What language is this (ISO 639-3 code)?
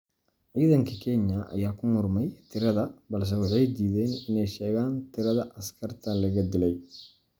som